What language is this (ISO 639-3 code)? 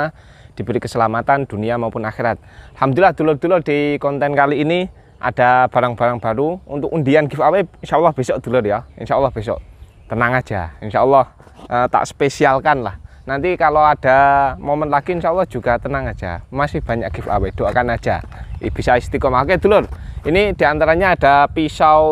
ind